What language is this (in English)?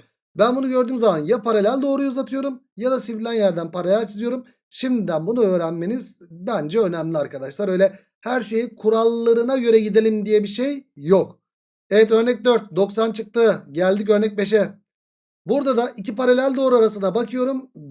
Turkish